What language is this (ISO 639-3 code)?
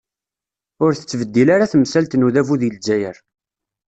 kab